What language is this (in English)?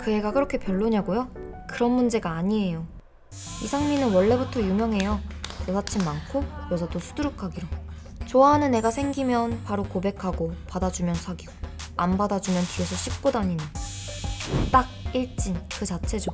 Korean